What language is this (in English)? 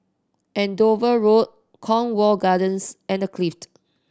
English